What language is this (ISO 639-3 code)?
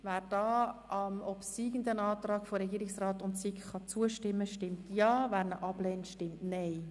gsw